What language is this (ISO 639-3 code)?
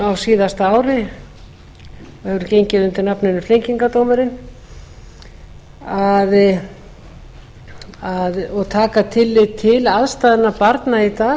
isl